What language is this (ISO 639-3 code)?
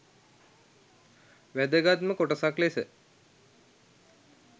sin